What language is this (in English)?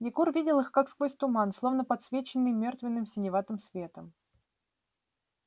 Russian